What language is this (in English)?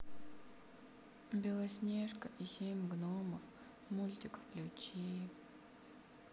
Russian